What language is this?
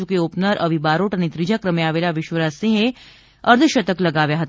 Gujarati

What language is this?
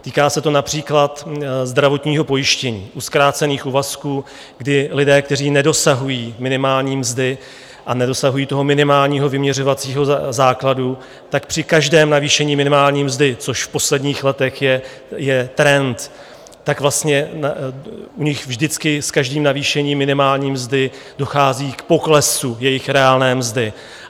Czech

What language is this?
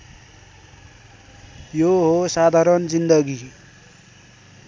Nepali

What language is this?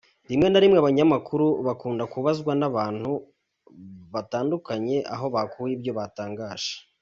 Kinyarwanda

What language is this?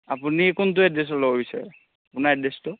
Assamese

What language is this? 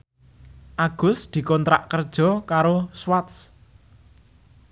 Javanese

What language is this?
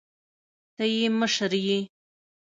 Pashto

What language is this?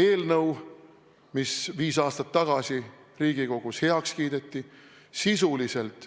Estonian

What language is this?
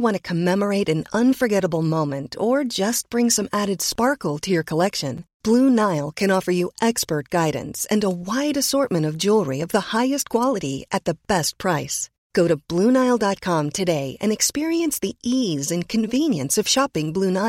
Filipino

